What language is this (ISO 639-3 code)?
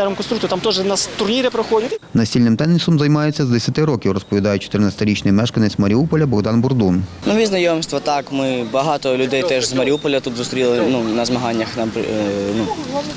ukr